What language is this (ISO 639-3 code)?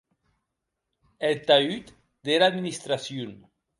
oci